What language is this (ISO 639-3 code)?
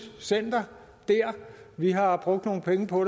dan